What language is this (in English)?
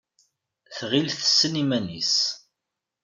Kabyle